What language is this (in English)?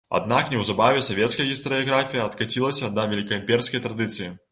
Belarusian